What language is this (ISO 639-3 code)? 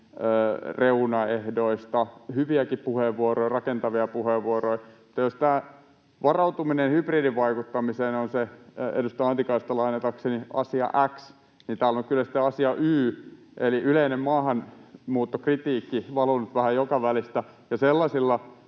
fin